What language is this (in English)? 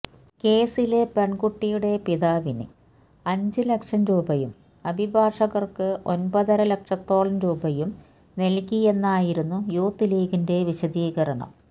Malayalam